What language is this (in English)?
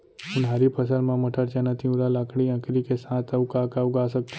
Chhattisgarhi